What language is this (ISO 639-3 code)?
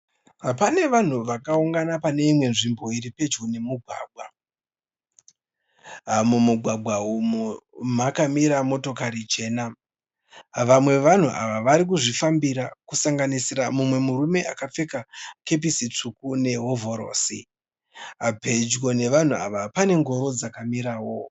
sna